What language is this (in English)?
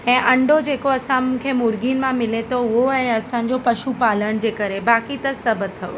Sindhi